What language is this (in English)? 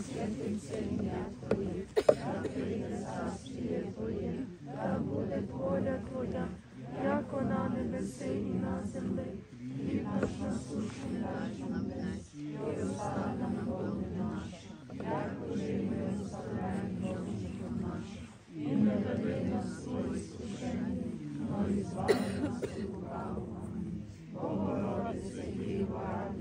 Ukrainian